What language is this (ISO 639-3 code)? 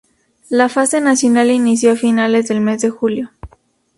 spa